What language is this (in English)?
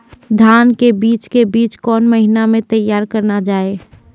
Maithili